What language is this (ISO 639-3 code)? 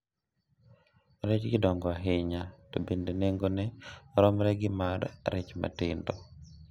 luo